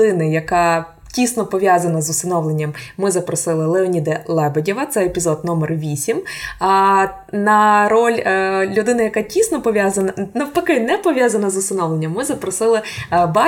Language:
Ukrainian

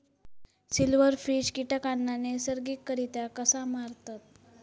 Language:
Marathi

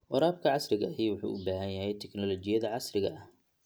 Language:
Somali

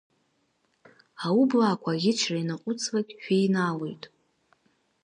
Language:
Abkhazian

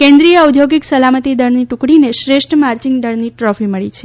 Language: Gujarati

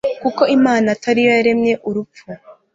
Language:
Kinyarwanda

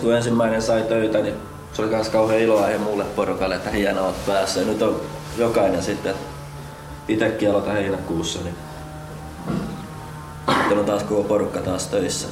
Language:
Finnish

